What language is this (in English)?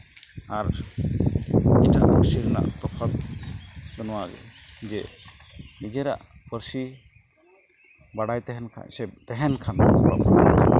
Santali